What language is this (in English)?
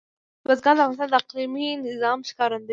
Pashto